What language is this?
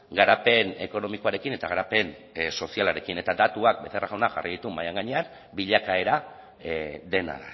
Basque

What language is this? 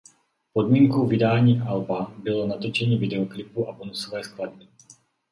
Czech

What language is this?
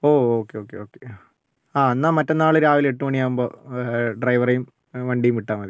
Malayalam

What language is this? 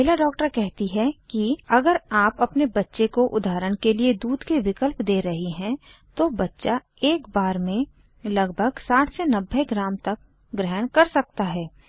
Hindi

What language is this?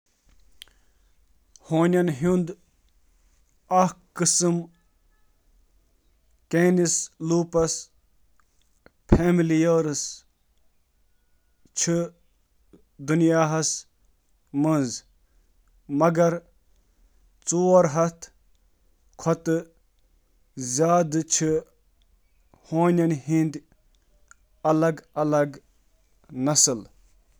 Kashmiri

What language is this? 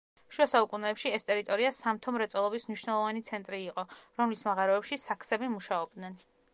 Georgian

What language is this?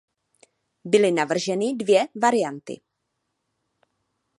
Czech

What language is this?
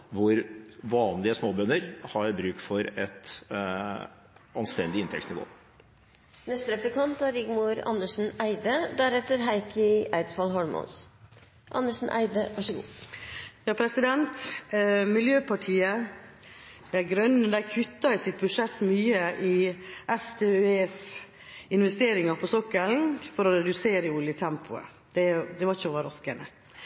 Norwegian Bokmål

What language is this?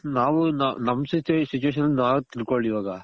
Kannada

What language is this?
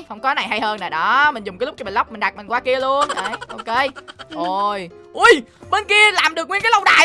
Vietnamese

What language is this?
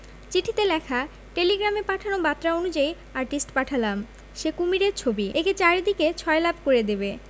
Bangla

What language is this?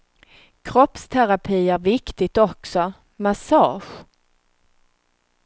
Swedish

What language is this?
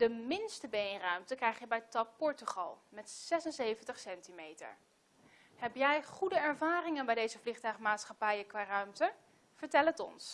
Dutch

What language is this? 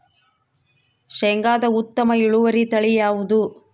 Kannada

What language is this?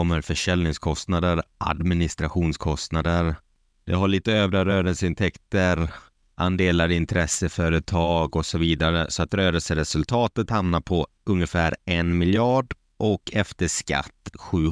Swedish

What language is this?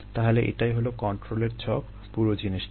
Bangla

